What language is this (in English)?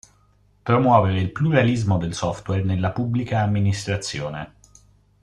Italian